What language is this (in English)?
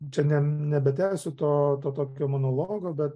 Lithuanian